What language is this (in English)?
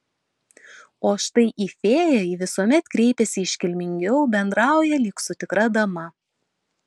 Lithuanian